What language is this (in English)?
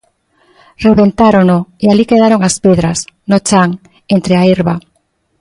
Galician